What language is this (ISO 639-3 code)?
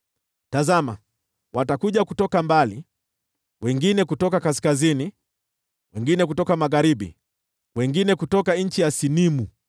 swa